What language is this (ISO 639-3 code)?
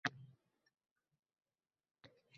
uzb